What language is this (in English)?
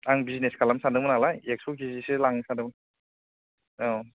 Bodo